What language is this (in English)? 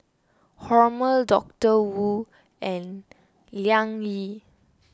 English